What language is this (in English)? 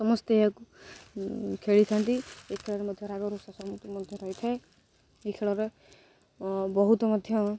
Odia